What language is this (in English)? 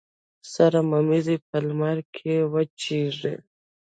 Pashto